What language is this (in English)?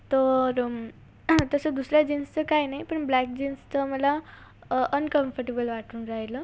Marathi